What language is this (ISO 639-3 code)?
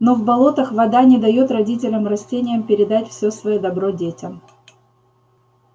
rus